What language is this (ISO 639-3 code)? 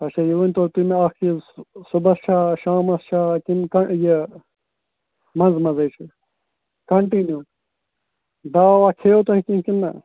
kas